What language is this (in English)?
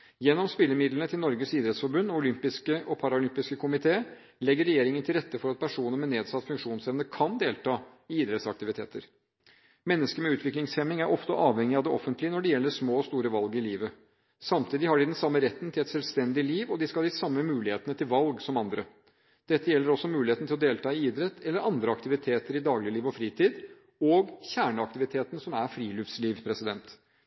Norwegian Bokmål